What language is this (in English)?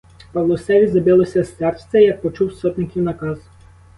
Ukrainian